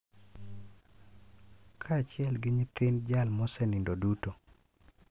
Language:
Luo (Kenya and Tanzania)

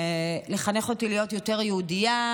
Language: Hebrew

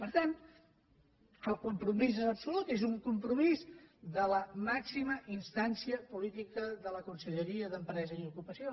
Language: Catalan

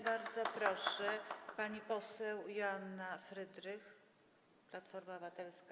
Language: Polish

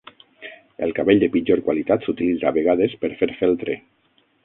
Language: Catalan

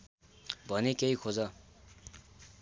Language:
Nepali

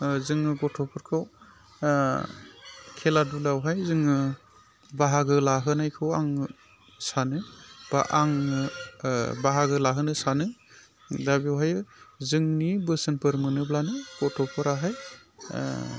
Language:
Bodo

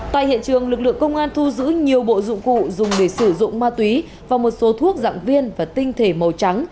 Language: Vietnamese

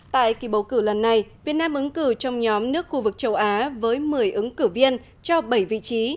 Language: Vietnamese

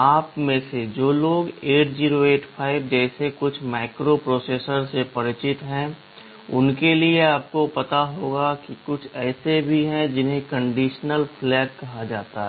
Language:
Hindi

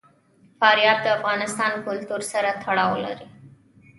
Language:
Pashto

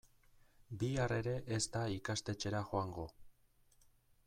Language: Basque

